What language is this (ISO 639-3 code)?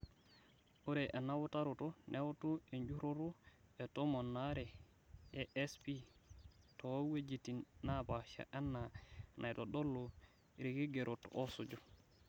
mas